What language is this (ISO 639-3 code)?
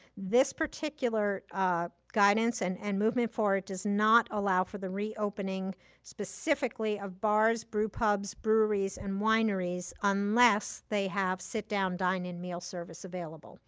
eng